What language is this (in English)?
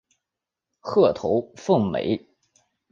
Chinese